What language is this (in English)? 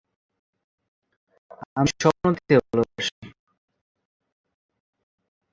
Bangla